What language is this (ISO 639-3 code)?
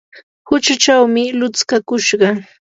qur